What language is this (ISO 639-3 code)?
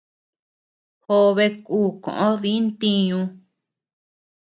cux